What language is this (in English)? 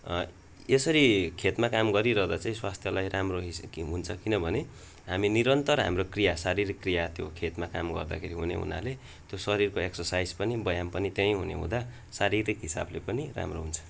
Nepali